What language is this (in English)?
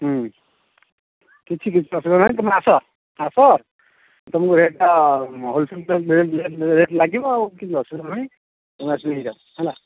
Odia